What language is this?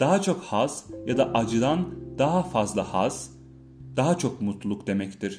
Turkish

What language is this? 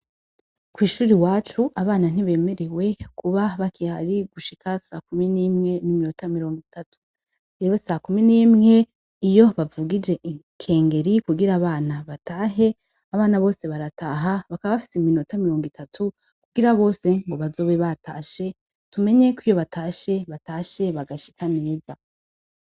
Rundi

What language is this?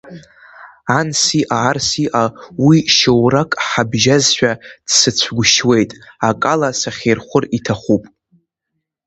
Abkhazian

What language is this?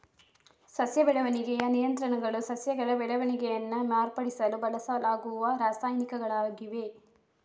Kannada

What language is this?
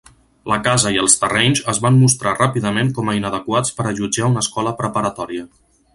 Catalan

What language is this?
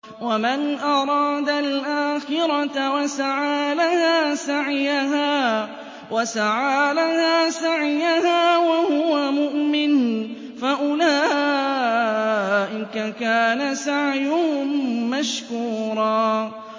Arabic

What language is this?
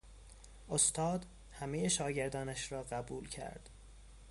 Persian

